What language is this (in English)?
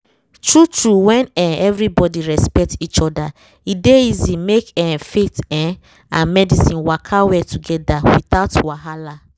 Nigerian Pidgin